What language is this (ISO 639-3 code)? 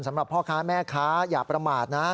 tha